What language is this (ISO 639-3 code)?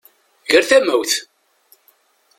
kab